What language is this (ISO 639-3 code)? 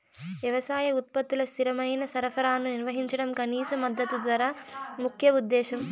tel